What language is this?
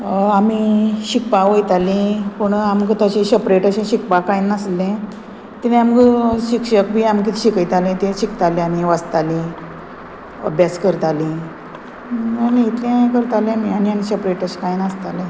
Konkani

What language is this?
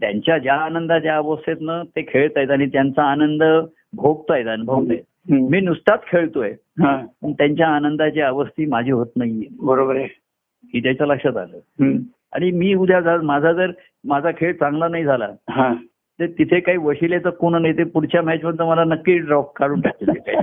Marathi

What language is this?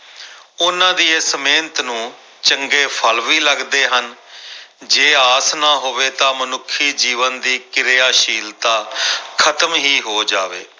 Punjabi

